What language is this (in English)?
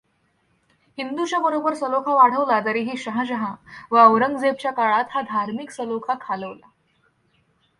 Marathi